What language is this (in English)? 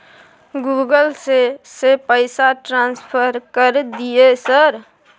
Maithili